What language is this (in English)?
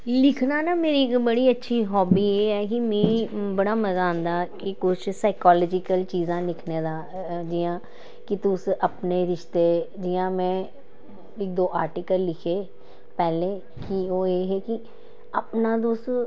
Dogri